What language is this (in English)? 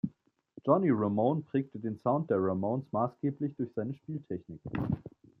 German